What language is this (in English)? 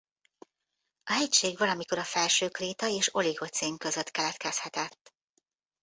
Hungarian